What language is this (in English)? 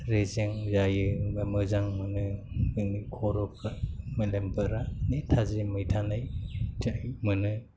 Bodo